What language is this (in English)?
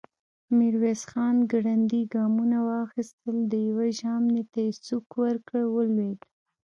Pashto